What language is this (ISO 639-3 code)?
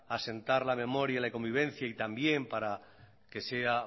spa